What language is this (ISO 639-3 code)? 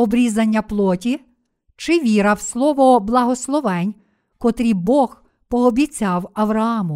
ukr